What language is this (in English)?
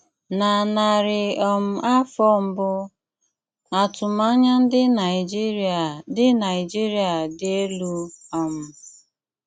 Igbo